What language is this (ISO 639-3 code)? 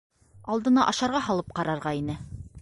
bak